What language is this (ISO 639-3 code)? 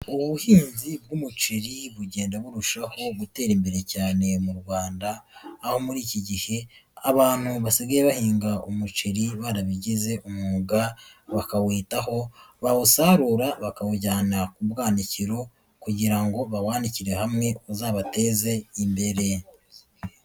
kin